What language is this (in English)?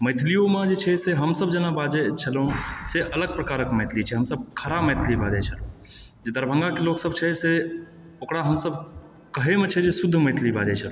Maithili